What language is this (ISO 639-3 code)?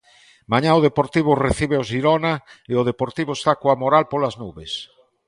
glg